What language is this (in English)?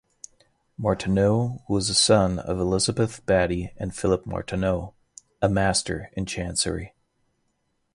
English